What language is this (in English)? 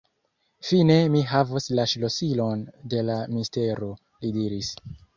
Esperanto